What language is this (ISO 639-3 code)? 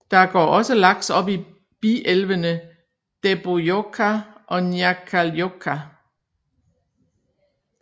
dan